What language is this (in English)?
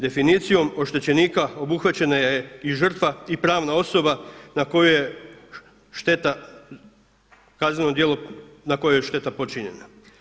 Croatian